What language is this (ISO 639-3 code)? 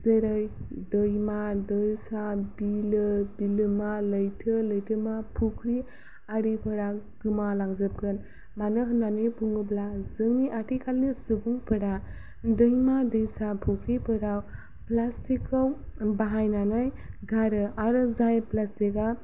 brx